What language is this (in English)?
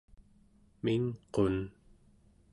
Central Yupik